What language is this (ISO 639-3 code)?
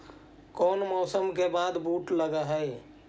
mag